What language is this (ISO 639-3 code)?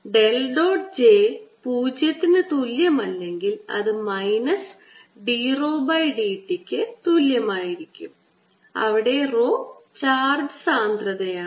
mal